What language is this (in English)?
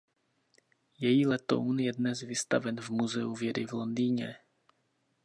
Czech